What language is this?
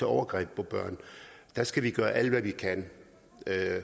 Danish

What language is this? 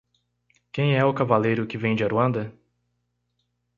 Portuguese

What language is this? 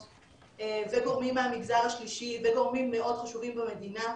Hebrew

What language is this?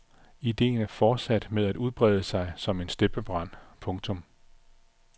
Danish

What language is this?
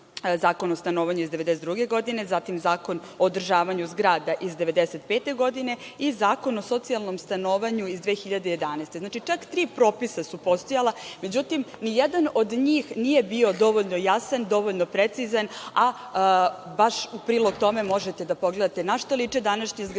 Serbian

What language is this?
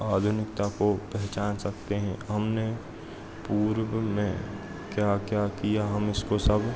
Hindi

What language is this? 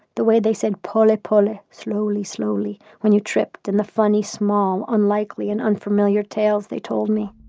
English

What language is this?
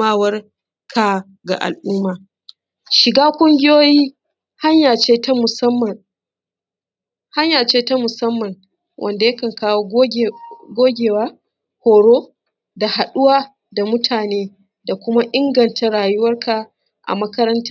Hausa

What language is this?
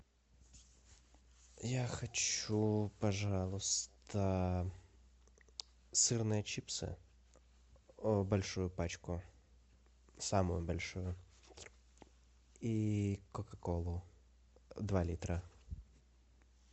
Russian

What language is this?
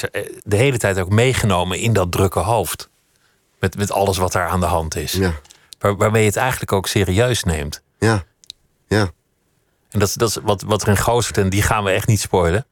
Dutch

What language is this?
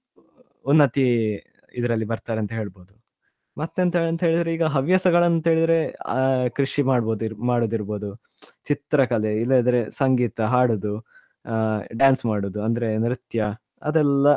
Kannada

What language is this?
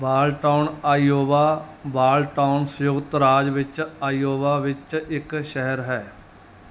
Punjabi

